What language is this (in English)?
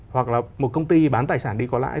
Vietnamese